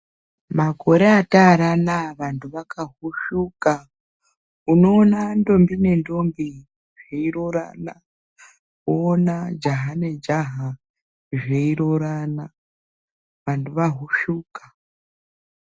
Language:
Ndau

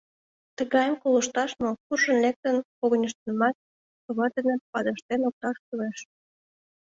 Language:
Mari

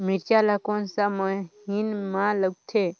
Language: Chhattisgarhi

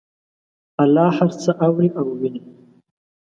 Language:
Pashto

